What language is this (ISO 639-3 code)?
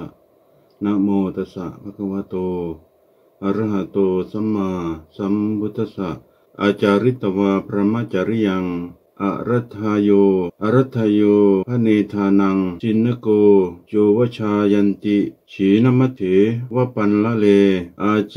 tha